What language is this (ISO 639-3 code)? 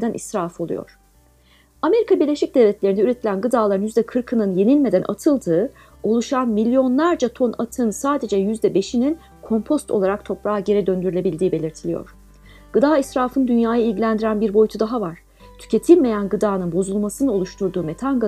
tur